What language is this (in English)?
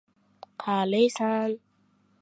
Uzbek